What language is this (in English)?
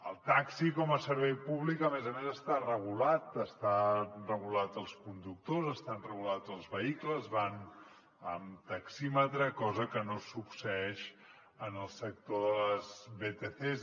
Catalan